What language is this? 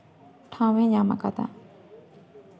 Santali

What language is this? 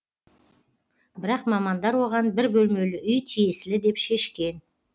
Kazakh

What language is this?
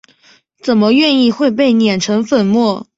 Chinese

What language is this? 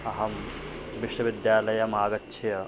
Sanskrit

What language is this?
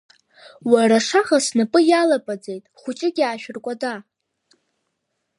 Abkhazian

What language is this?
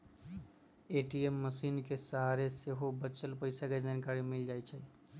Magahi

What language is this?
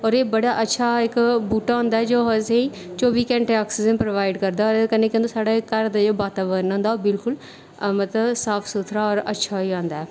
Dogri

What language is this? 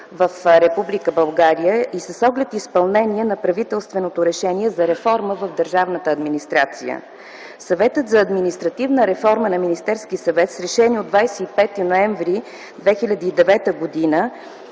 Bulgarian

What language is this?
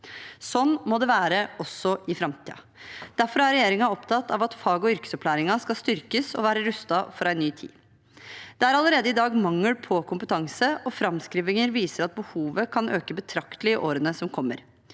Norwegian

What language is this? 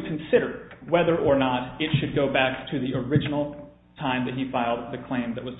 English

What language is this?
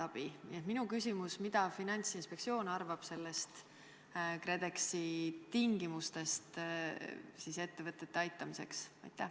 Estonian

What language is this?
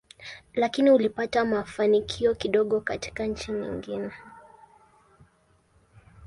Swahili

